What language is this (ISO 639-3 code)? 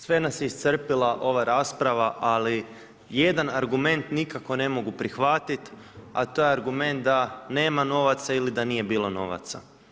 hrv